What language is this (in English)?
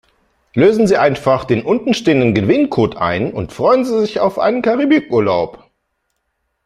German